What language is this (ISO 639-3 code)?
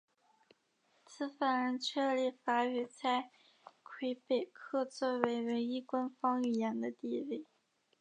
zho